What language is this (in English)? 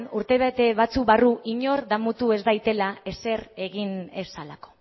Basque